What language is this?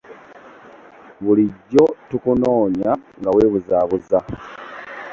Ganda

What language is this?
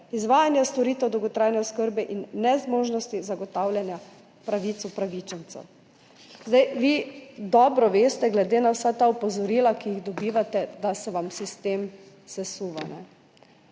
Slovenian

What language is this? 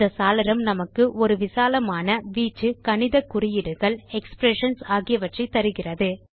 Tamil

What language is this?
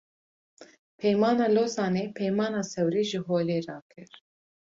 Kurdish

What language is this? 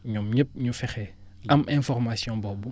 Wolof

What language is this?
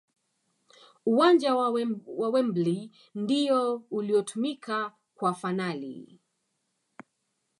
Swahili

